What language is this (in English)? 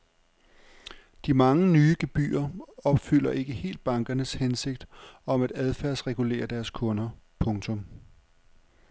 Danish